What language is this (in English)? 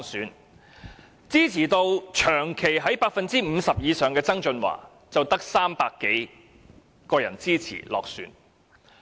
Cantonese